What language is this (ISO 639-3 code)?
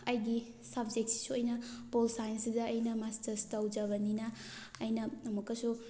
mni